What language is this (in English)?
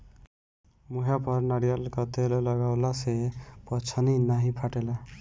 Bhojpuri